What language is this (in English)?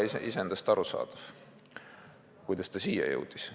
Estonian